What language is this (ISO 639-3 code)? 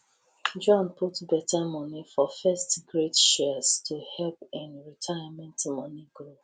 pcm